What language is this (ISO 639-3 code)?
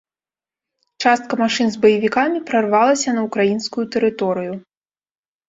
bel